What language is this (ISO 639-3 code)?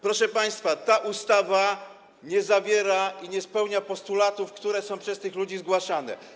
pol